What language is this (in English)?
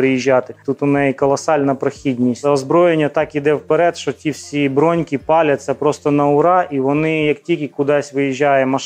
Ukrainian